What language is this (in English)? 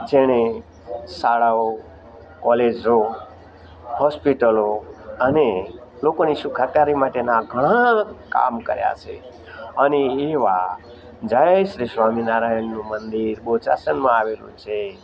Gujarati